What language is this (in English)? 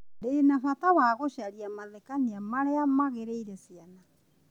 Kikuyu